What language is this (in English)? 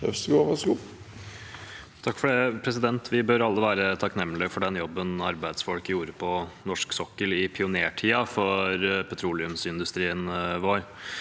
Norwegian